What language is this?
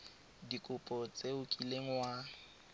Tswana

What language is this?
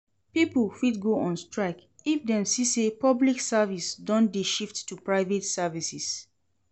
Nigerian Pidgin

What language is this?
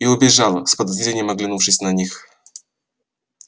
Russian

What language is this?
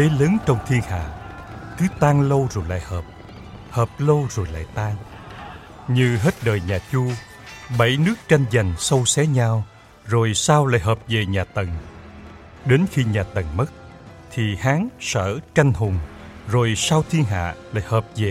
Vietnamese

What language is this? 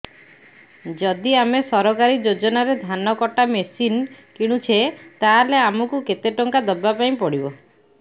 Odia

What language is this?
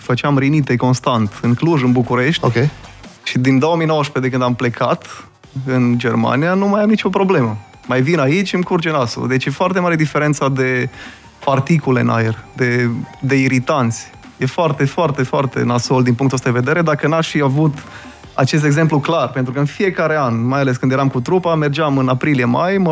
Romanian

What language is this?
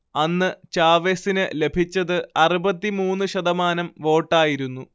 Malayalam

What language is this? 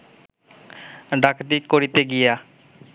Bangla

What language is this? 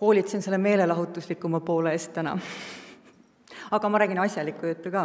Finnish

